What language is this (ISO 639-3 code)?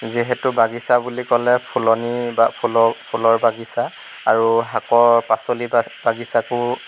asm